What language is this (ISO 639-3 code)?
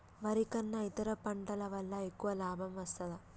tel